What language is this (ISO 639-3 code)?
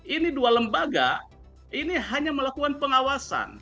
ind